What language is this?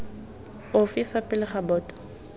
Tswana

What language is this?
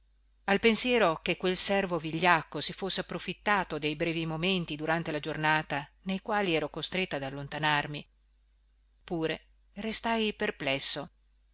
Italian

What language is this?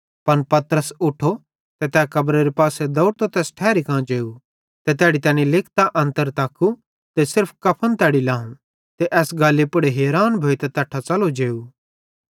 Bhadrawahi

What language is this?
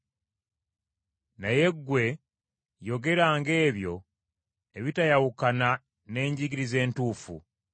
Ganda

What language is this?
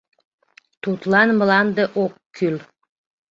Mari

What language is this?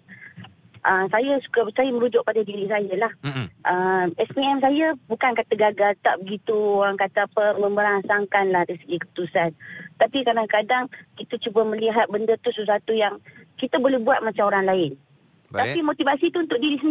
Malay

